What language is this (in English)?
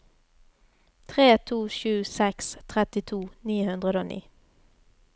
Norwegian